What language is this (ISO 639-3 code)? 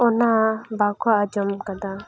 sat